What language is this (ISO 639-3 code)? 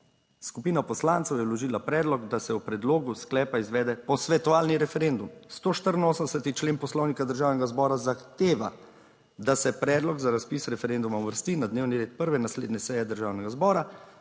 slv